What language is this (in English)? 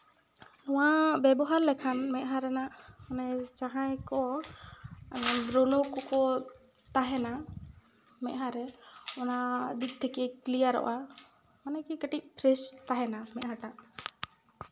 Santali